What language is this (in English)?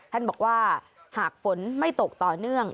Thai